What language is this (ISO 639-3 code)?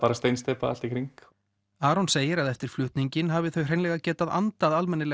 isl